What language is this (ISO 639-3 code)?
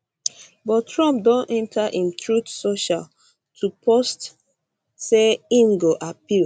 pcm